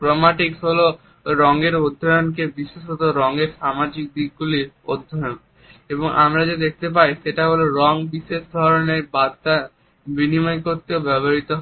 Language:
Bangla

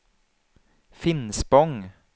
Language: Swedish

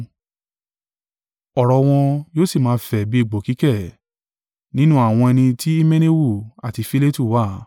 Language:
Yoruba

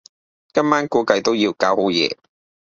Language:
Cantonese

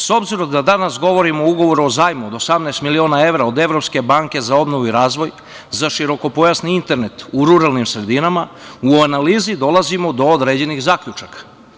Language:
Serbian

